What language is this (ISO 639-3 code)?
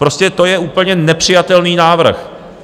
ces